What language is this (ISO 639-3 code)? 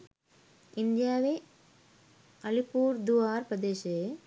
sin